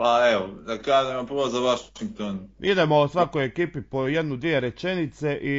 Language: Croatian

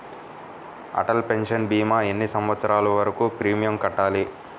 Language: Telugu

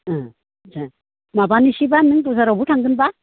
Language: Bodo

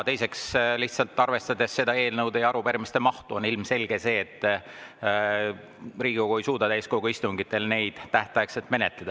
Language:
Estonian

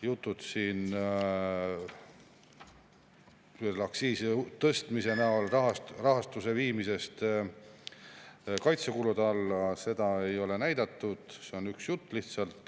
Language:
Estonian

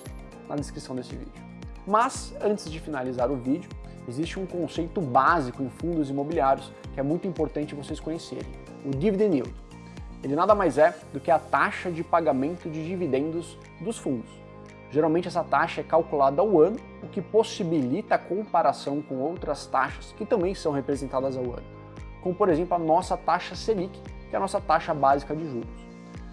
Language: Portuguese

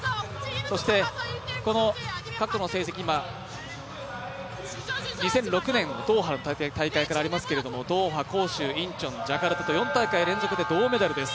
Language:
Japanese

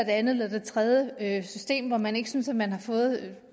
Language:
Danish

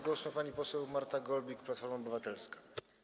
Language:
Polish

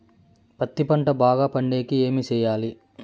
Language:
Telugu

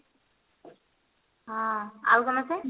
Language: Odia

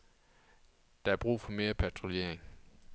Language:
Danish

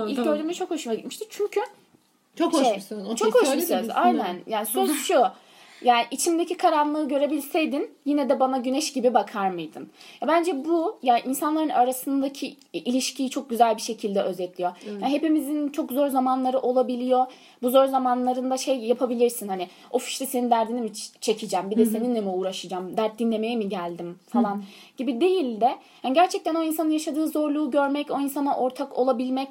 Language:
Turkish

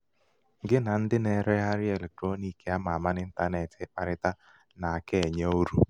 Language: Igbo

